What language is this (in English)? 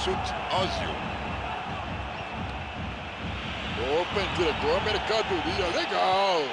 Portuguese